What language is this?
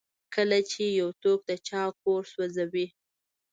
Pashto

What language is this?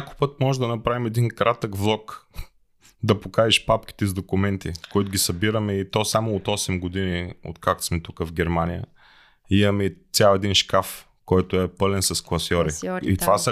Bulgarian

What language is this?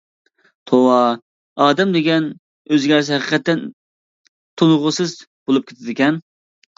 Uyghur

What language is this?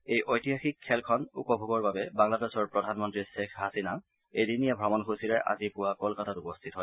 Assamese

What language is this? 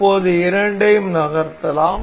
Tamil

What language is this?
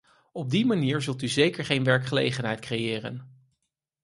Dutch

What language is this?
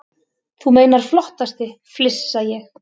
Icelandic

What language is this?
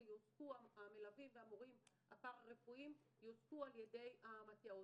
Hebrew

